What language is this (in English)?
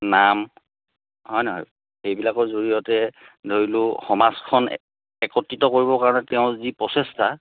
Assamese